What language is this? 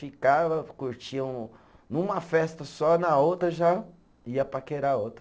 Portuguese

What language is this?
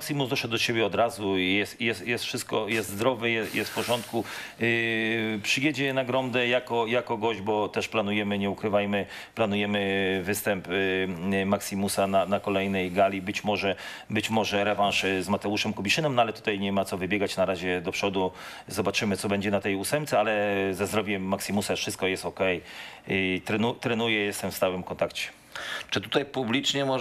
Polish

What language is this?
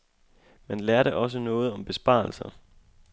Danish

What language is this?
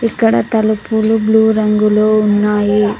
Telugu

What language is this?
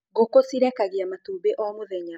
Kikuyu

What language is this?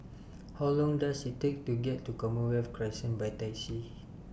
English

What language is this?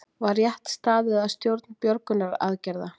Icelandic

